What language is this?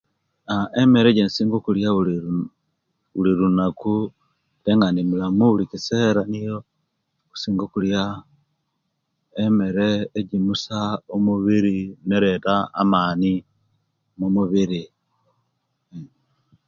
Kenyi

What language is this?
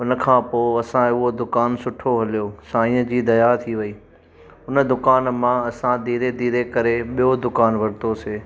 Sindhi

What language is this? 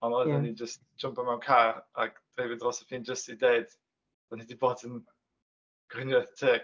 Welsh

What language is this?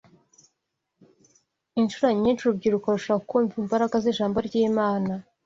Kinyarwanda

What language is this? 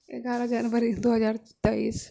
Maithili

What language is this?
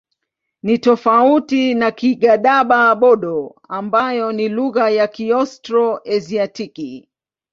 Swahili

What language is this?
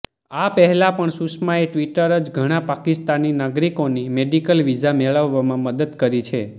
Gujarati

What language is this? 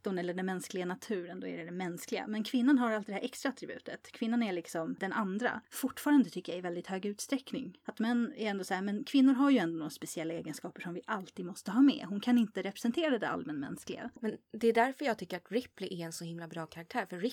Swedish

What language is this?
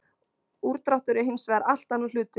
Icelandic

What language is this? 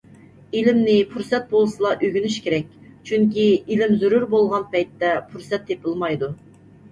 Uyghur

